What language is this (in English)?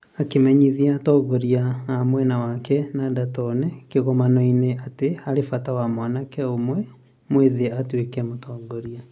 Kikuyu